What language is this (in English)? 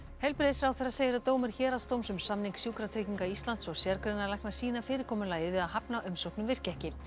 Icelandic